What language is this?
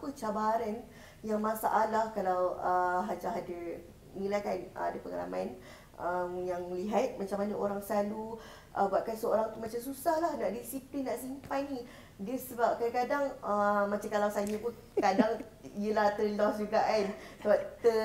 Malay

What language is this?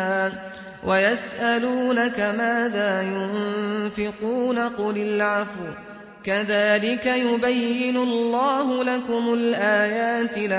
Arabic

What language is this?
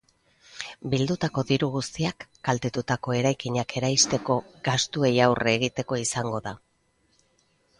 Basque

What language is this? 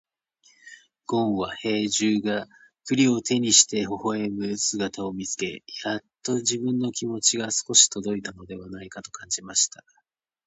Japanese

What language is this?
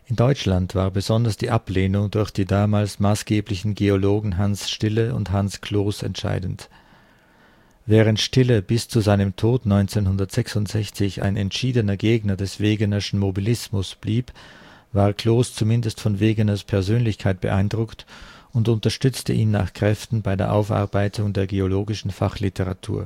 German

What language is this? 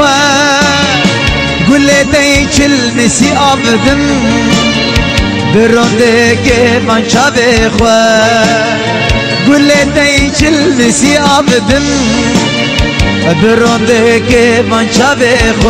Arabic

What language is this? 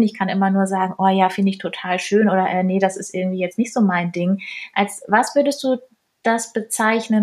German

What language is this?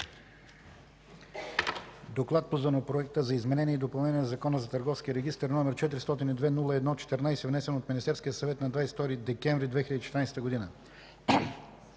Bulgarian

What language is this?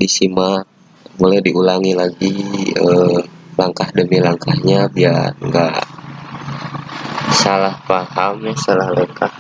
Indonesian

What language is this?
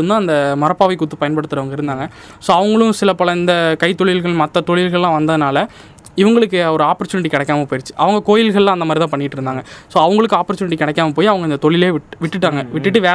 Tamil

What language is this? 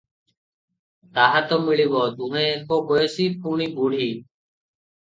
Odia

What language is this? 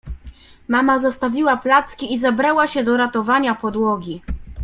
Polish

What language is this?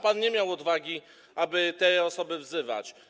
Polish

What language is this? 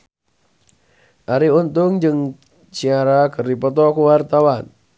Sundanese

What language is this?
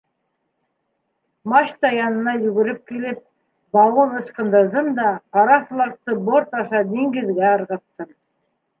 Bashkir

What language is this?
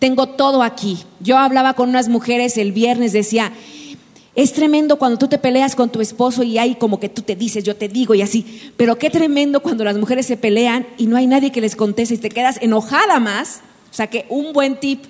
Spanish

